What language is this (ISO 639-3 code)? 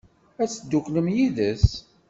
kab